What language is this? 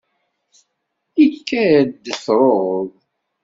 Kabyle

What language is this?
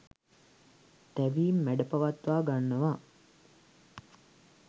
Sinhala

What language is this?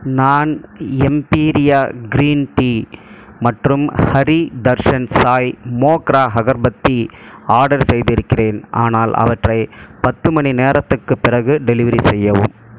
Tamil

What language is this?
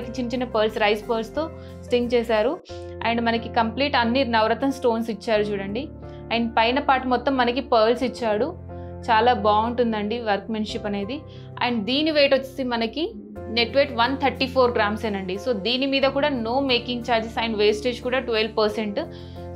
Telugu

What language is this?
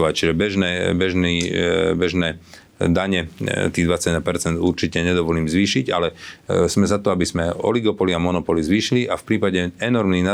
Slovak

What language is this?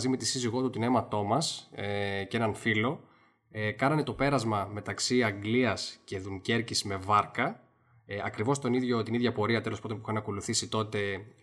Greek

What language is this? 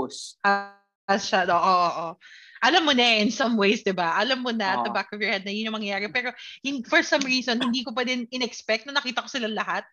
Filipino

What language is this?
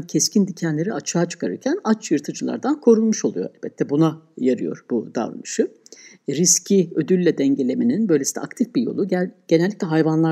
Turkish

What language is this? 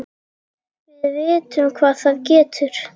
Icelandic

